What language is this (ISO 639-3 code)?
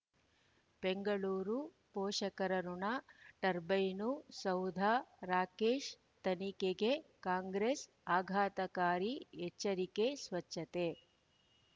kan